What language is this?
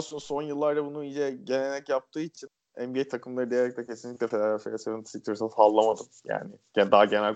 Turkish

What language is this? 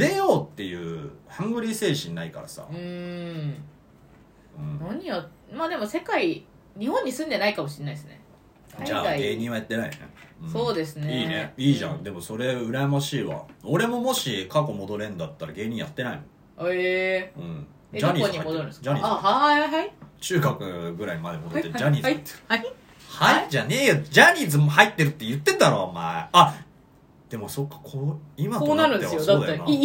Japanese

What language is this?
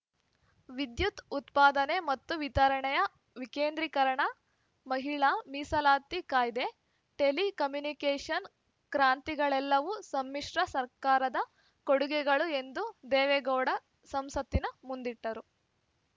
Kannada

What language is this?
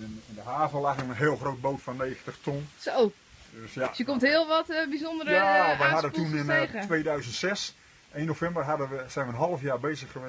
Dutch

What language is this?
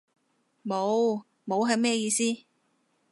Cantonese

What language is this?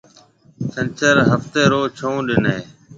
Marwari (Pakistan)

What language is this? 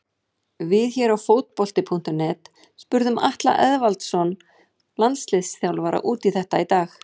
Icelandic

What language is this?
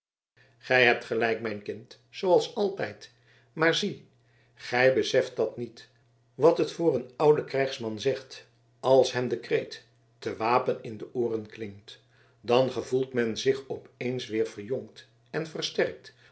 Dutch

